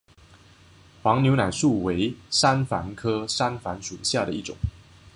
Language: Chinese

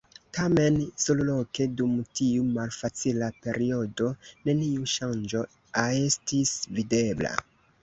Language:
Esperanto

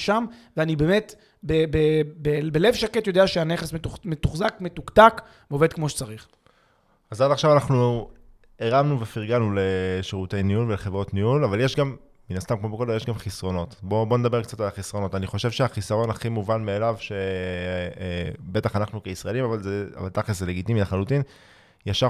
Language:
Hebrew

